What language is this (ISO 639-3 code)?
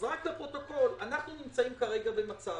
heb